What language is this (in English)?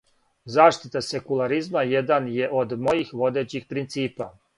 Serbian